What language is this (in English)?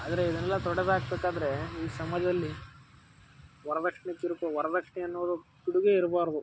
Kannada